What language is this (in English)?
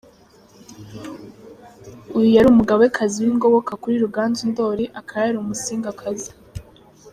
Kinyarwanda